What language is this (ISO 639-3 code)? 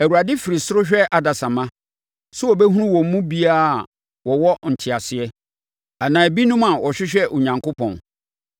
aka